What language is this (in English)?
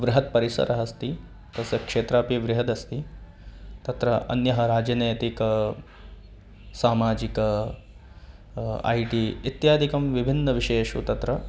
Sanskrit